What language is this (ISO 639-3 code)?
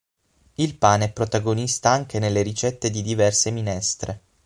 ita